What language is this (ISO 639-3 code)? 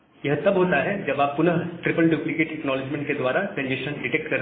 hin